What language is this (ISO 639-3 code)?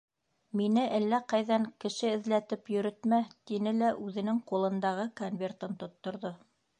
bak